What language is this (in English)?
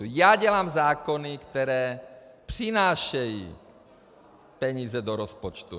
Czech